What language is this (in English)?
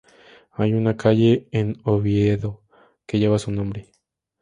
Spanish